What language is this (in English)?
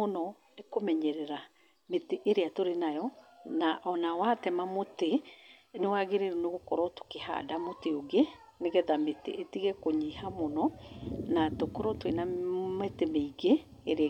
Kikuyu